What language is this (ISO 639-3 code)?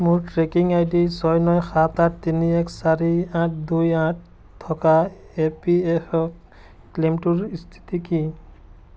asm